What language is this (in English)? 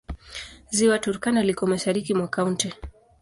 Swahili